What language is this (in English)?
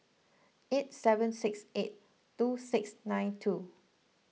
English